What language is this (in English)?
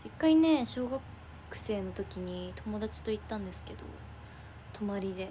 Japanese